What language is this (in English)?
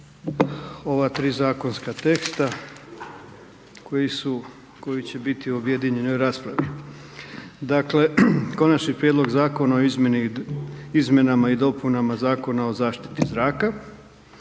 Croatian